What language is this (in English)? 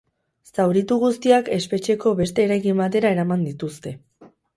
Basque